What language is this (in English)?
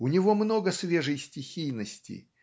Russian